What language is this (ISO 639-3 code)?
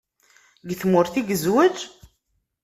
kab